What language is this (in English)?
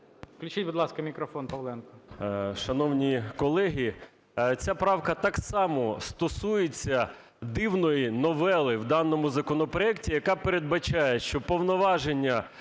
Ukrainian